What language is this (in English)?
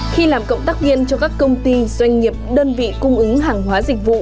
Vietnamese